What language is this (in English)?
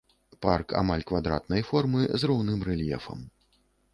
Belarusian